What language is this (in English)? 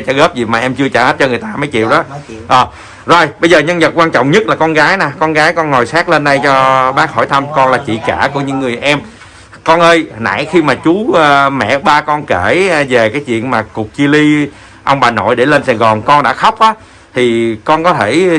Vietnamese